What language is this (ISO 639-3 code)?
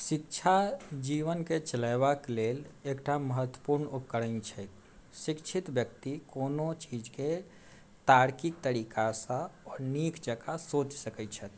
mai